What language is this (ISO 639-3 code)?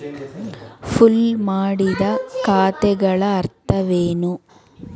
kan